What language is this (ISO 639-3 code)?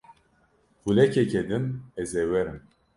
kur